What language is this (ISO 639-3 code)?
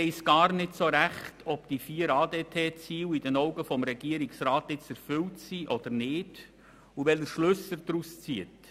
gsw